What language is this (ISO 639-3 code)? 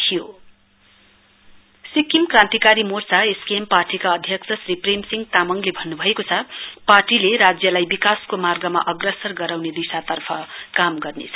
nep